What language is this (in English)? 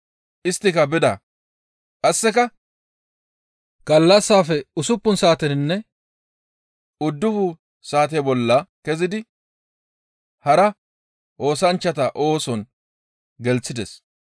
Gamo